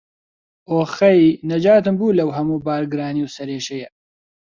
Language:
Central Kurdish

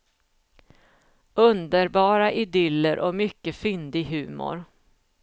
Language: Swedish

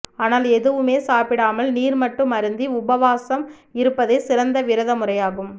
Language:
Tamil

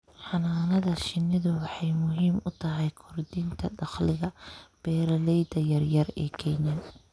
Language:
Somali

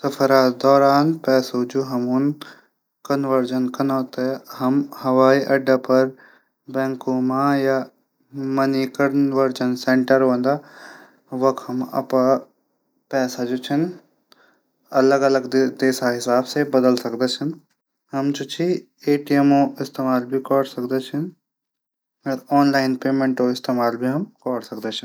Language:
Garhwali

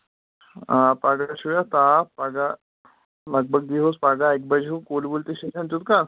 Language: Kashmiri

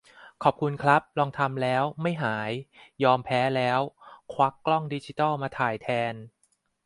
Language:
Thai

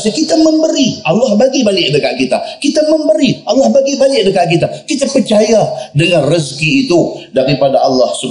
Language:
Malay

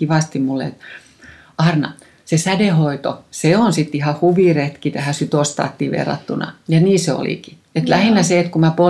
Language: Finnish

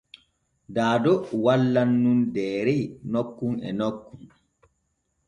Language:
Borgu Fulfulde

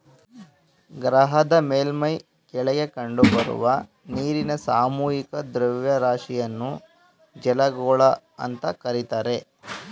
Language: Kannada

